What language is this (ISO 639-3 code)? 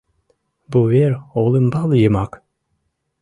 chm